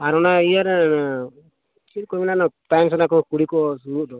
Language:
Santali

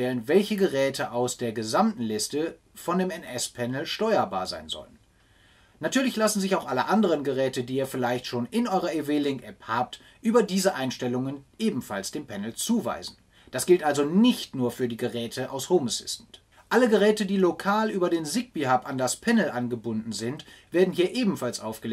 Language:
German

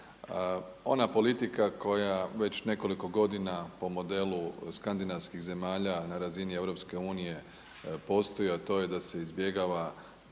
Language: Croatian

